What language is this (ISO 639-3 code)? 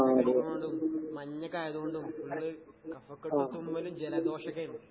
mal